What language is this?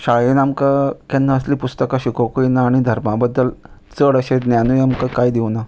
Konkani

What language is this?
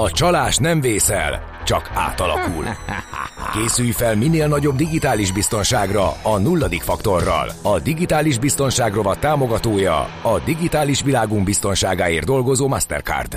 Hungarian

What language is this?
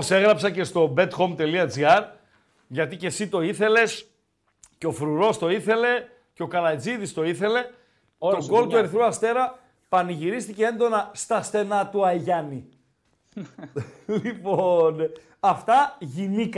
Greek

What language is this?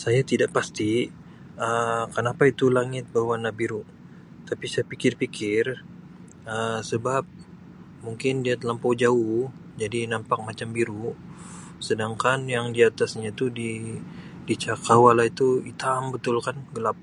Sabah Malay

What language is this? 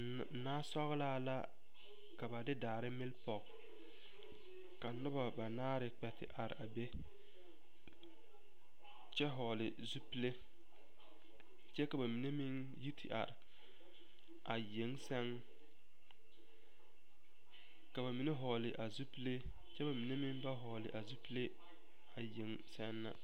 Southern Dagaare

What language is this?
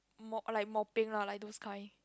English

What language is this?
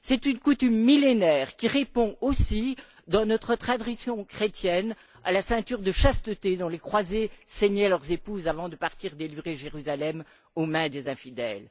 French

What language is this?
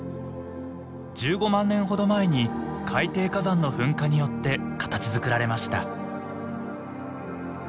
Japanese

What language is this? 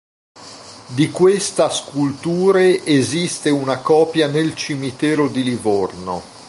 Italian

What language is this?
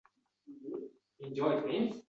Uzbek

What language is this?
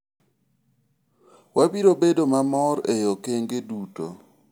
Luo (Kenya and Tanzania)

